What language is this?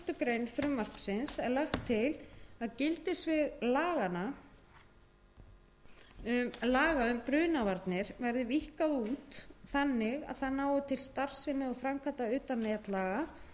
Icelandic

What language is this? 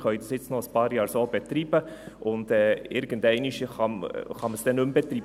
Swiss German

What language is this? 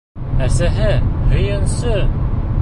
Bashkir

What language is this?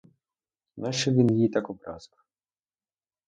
Ukrainian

